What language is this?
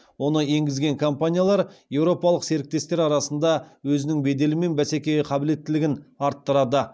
Kazakh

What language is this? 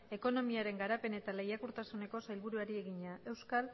Basque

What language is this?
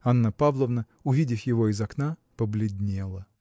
Russian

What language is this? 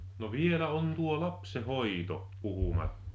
Finnish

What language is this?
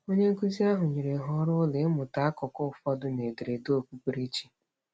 Igbo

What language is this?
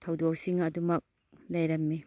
Manipuri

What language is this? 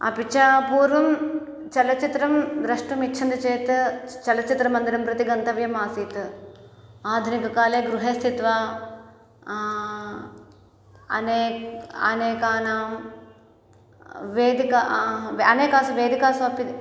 Sanskrit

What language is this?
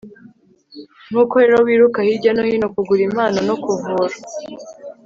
Kinyarwanda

